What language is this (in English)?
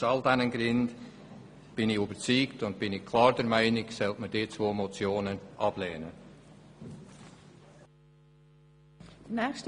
Swiss German